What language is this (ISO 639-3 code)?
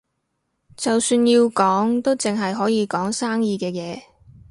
yue